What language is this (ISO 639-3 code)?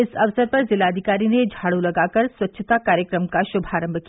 hin